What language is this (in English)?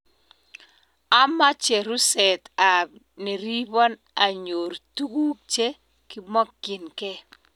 Kalenjin